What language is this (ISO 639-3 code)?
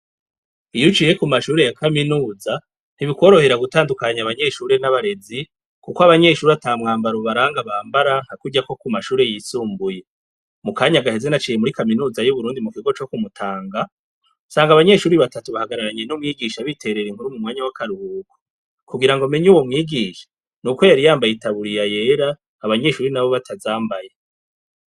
run